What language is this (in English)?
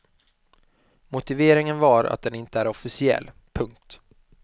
Swedish